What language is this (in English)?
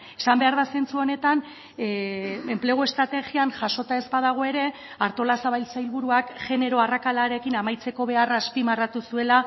Basque